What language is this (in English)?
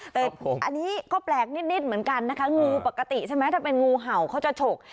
Thai